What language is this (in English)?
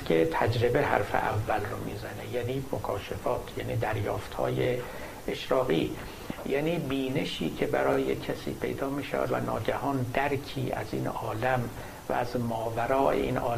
Persian